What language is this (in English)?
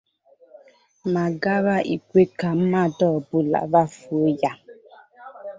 Igbo